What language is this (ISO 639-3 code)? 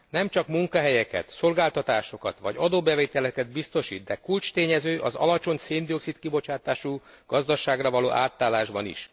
hun